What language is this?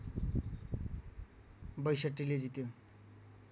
Nepali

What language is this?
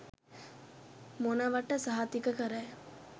Sinhala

